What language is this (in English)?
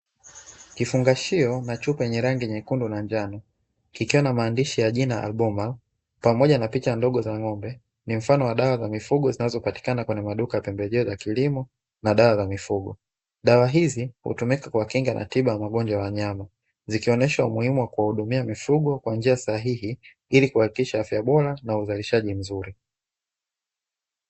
Swahili